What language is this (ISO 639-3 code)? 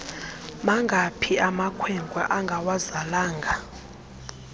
xho